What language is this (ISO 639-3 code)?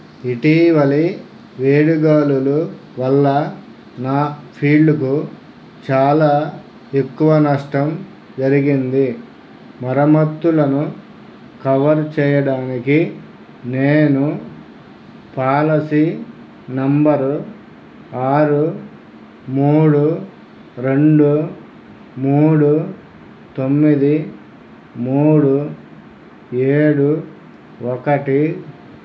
tel